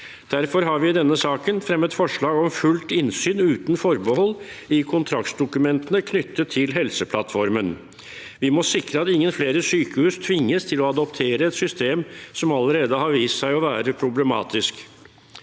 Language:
Norwegian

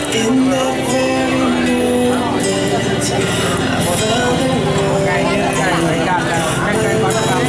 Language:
Thai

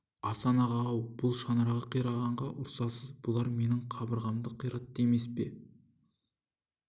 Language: Kazakh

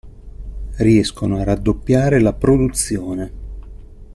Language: Italian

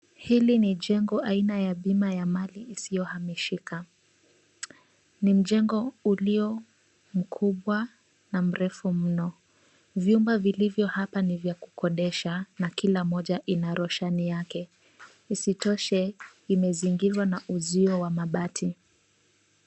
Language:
Swahili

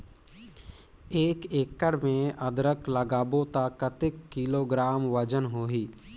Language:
Chhattisgarhi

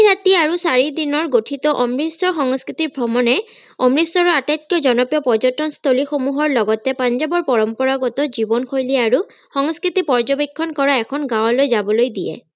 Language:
Assamese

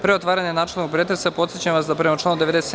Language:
Serbian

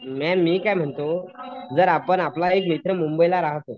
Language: Marathi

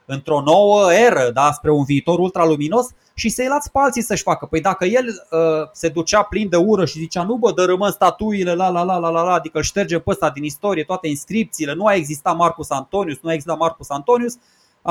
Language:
Romanian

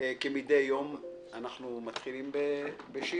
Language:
Hebrew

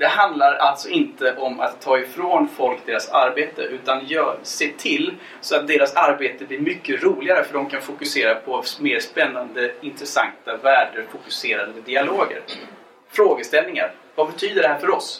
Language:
Swedish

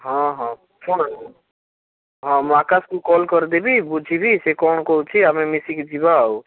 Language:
Odia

